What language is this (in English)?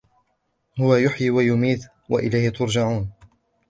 Arabic